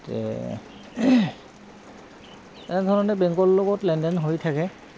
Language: Assamese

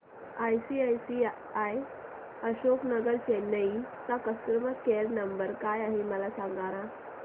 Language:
Marathi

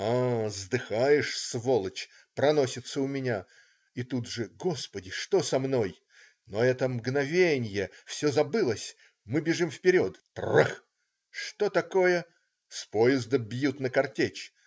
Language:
Russian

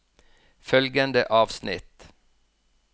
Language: Norwegian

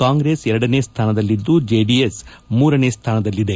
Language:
Kannada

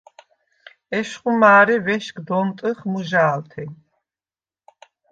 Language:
Svan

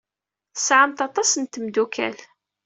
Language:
Kabyle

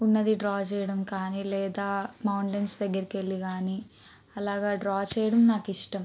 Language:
Telugu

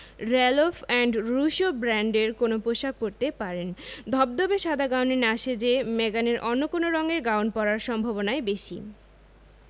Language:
Bangla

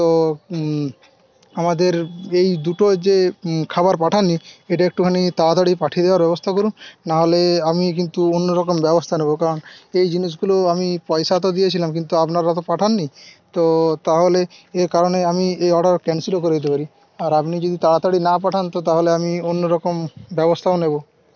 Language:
Bangla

